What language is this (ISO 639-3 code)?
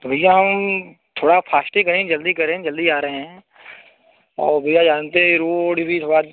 hin